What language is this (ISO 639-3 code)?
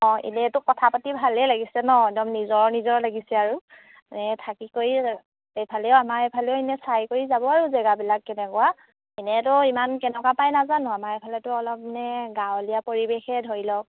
asm